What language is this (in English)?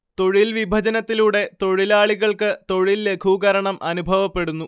Malayalam